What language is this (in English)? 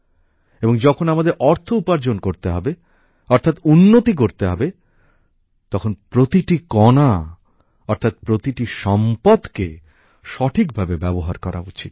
Bangla